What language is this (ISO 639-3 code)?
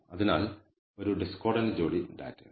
mal